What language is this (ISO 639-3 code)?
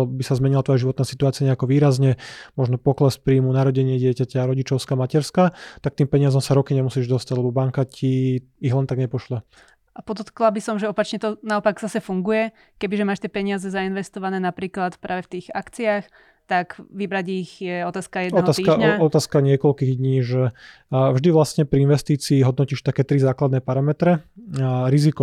slk